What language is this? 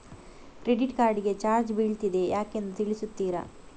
Kannada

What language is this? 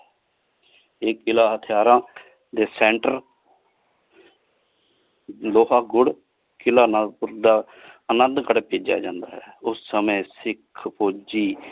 Punjabi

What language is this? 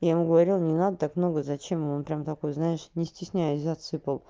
Russian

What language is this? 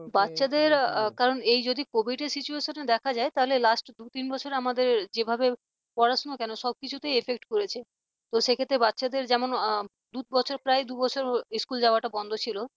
Bangla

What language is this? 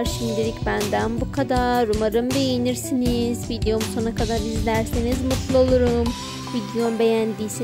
Turkish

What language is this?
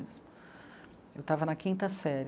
Portuguese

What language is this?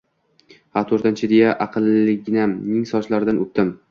Uzbek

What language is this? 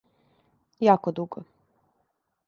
Serbian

